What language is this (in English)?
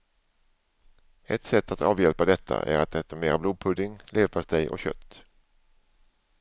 Swedish